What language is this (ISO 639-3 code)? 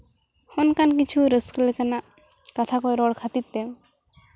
sat